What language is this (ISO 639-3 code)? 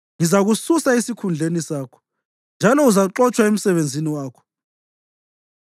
nde